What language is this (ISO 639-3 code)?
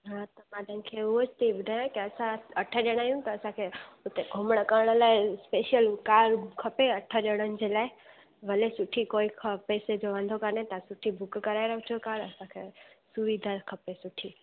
snd